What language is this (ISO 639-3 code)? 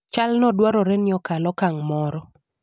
luo